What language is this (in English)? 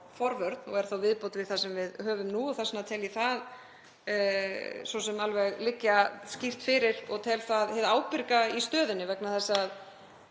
Icelandic